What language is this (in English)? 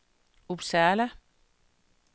Danish